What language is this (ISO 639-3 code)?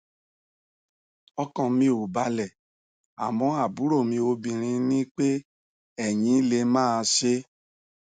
yor